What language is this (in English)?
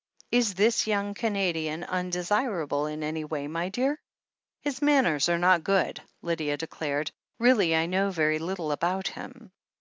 English